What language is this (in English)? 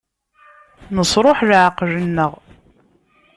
Kabyle